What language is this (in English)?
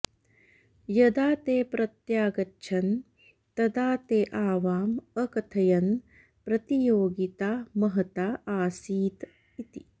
Sanskrit